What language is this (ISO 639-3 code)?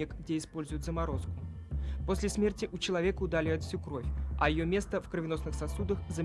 rus